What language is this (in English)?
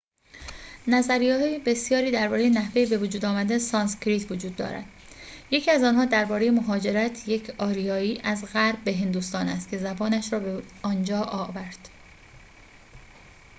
Persian